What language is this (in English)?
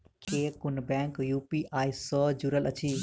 Maithili